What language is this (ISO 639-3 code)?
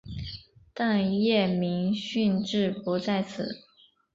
zho